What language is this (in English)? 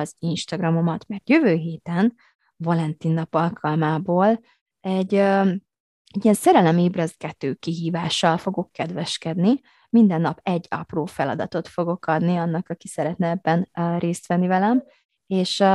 Hungarian